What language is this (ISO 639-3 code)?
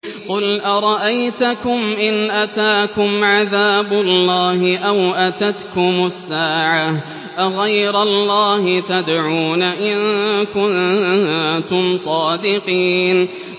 ara